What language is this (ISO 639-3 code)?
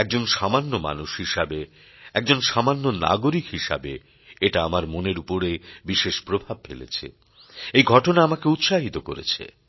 ben